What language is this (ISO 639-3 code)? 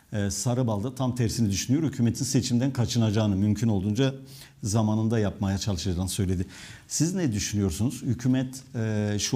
tur